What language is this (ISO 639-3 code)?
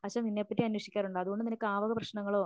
mal